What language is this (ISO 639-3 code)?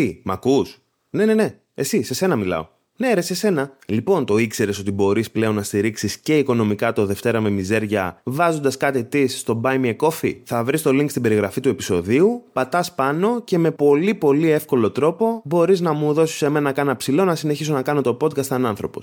ell